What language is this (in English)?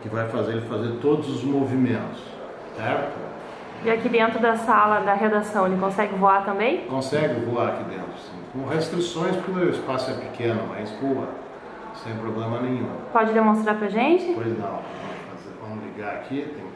Portuguese